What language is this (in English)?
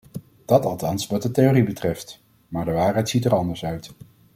Dutch